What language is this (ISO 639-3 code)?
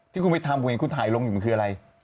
tha